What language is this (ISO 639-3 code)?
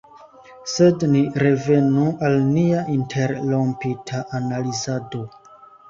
epo